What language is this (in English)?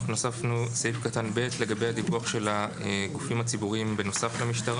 Hebrew